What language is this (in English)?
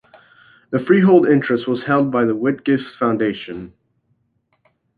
English